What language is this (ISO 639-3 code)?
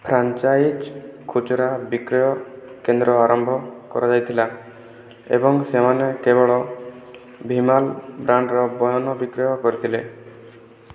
ori